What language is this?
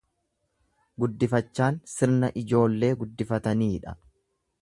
Oromo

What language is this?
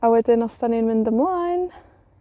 Welsh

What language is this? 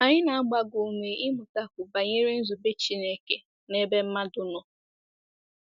Igbo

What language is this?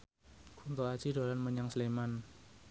Javanese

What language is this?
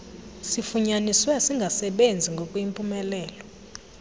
Xhosa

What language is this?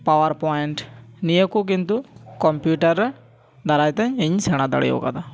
Santali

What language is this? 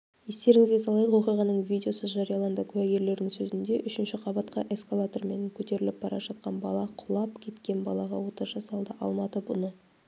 Kazakh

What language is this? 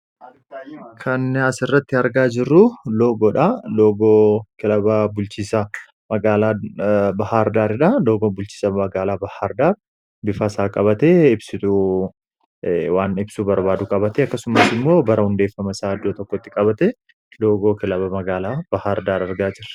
Oromo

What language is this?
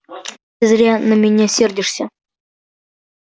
Russian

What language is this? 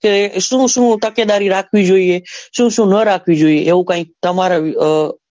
Gujarati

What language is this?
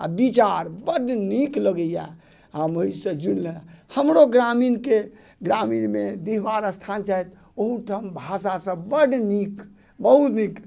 Maithili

